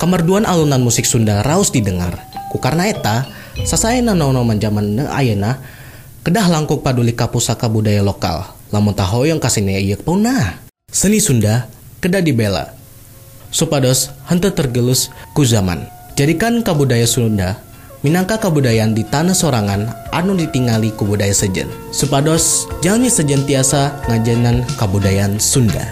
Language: Indonesian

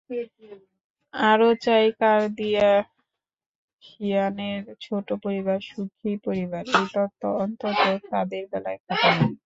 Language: Bangla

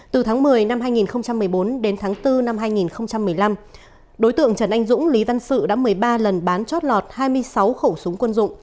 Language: Vietnamese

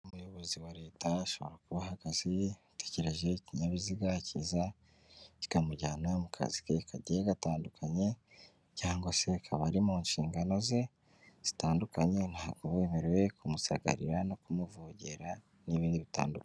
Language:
Kinyarwanda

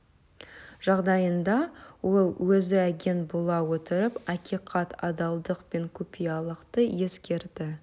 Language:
Kazakh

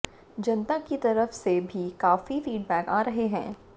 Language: Hindi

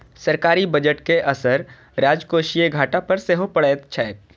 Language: Maithili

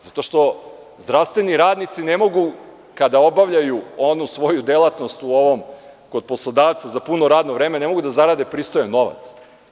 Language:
Serbian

